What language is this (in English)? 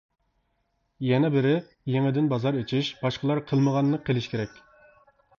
Uyghur